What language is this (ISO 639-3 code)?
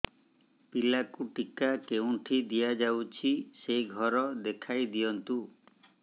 ori